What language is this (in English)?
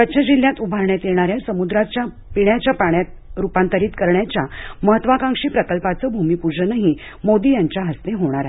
Marathi